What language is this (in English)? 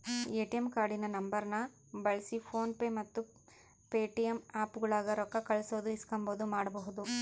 Kannada